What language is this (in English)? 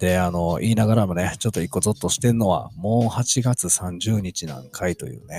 Japanese